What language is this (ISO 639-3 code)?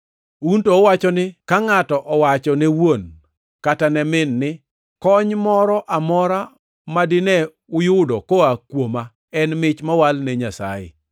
luo